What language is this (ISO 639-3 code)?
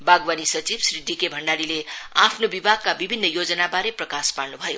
nep